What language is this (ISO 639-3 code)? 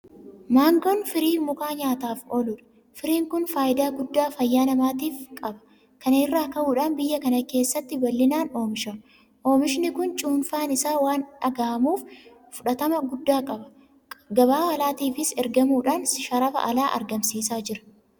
orm